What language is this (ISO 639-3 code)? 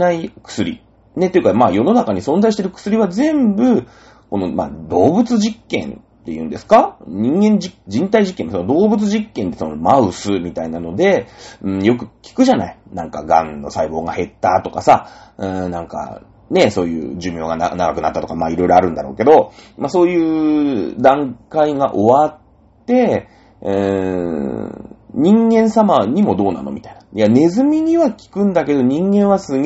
jpn